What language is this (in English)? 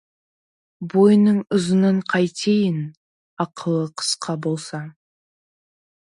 Kazakh